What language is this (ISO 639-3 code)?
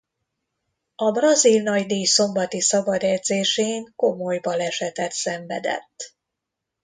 hun